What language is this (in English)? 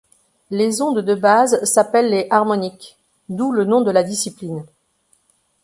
French